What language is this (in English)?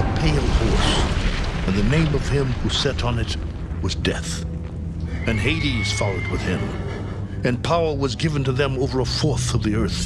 English